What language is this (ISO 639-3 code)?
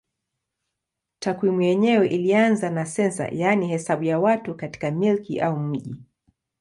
swa